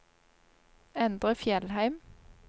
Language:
Norwegian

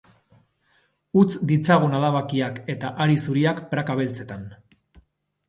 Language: Basque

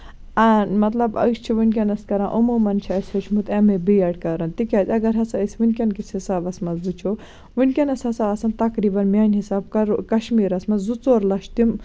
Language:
Kashmiri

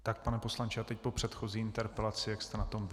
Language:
Czech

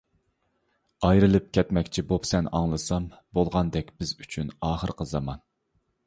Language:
Uyghur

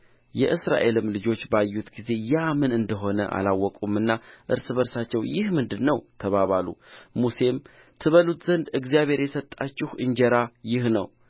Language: Amharic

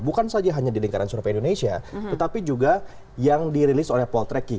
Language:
Indonesian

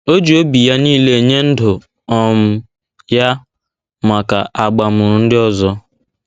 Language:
Igbo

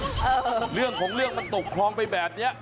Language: Thai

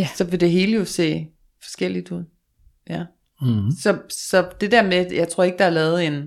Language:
Danish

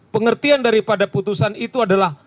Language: Indonesian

